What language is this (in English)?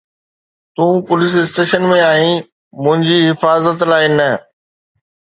Sindhi